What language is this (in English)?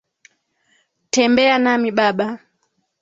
Swahili